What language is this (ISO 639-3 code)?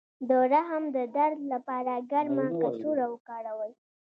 pus